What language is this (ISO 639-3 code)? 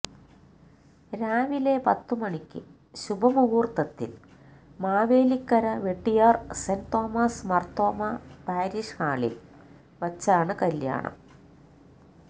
mal